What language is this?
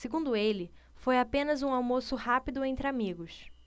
Portuguese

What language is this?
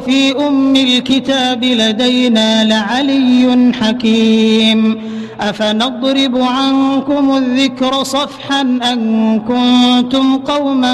Arabic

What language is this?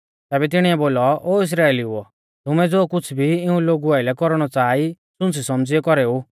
Mahasu Pahari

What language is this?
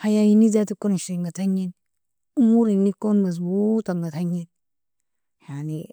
Nobiin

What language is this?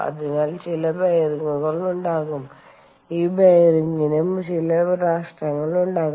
Malayalam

